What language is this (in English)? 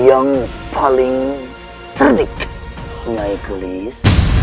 Indonesian